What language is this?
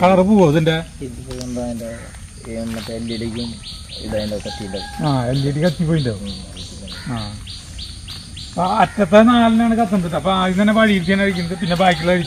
Indonesian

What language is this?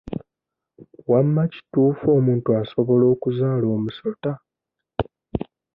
Ganda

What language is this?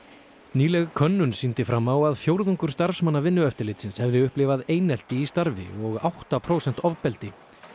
Icelandic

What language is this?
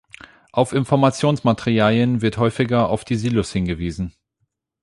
German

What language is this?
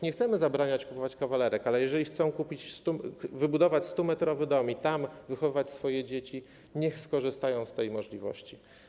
Polish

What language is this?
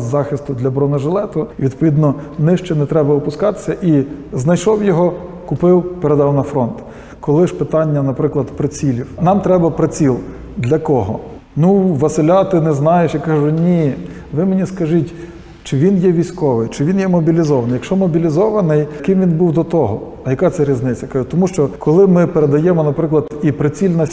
Ukrainian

